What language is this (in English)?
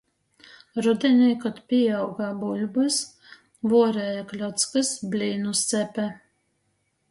Latgalian